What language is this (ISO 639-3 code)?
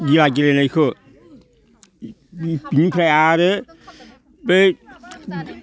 brx